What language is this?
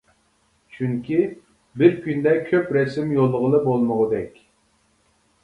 Uyghur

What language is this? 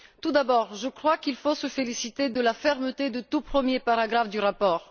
French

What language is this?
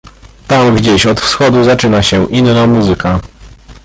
Polish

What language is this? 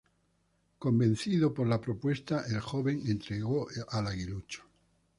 Spanish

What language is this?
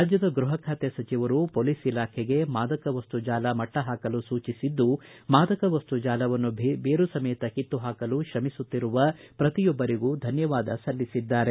Kannada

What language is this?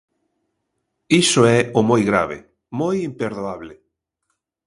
Galician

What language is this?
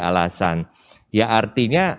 Indonesian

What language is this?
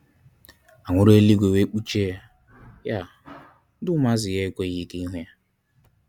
Igbo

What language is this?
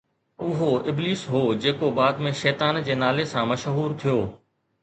Sindhi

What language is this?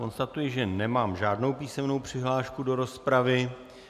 Czech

